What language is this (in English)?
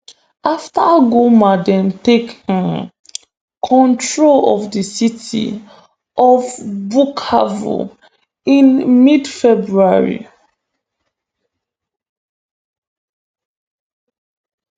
Nigerian Pidgin